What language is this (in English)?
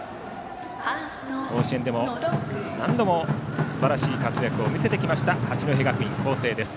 Japanese